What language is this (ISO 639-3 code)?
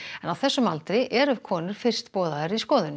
isl